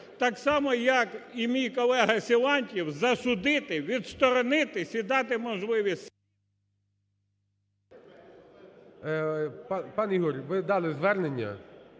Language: Ukrainian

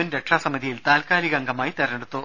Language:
Malayalam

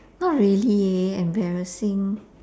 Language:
English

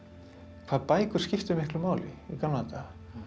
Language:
Icelandic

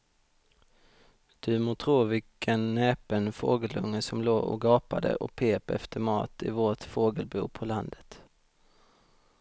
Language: Swedish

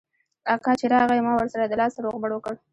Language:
Pashto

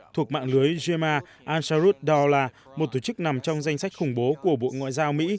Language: Vietnamese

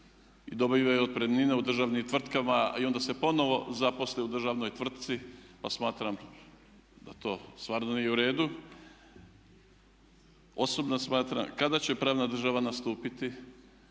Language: Croatian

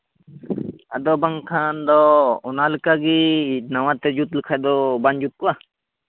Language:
Santali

